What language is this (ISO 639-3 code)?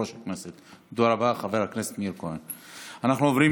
heb